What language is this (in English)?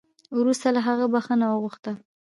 Pashto